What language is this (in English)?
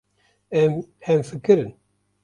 Kurdish